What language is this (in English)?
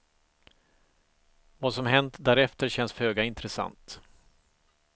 Swedish